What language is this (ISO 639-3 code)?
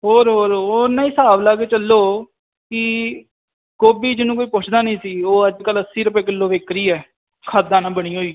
pan